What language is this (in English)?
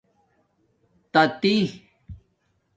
Domaaki